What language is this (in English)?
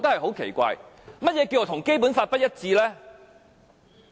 Cantonese